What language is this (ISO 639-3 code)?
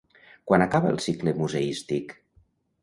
cat